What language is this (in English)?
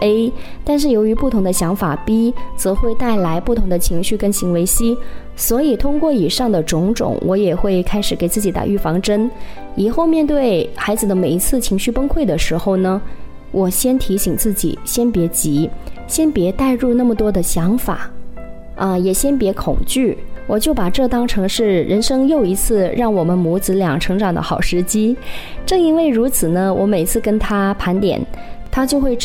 Chinese